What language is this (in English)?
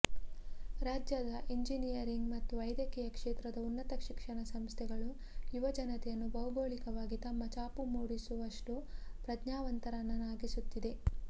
Kannada